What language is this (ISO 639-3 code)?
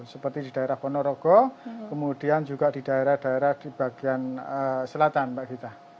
ind